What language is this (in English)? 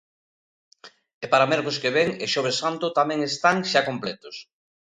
Galician